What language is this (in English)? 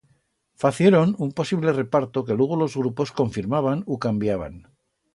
Aragonese